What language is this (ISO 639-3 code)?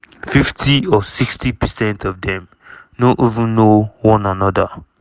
pcm